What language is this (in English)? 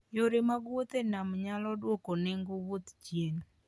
Luo (Kenya and Tanzania)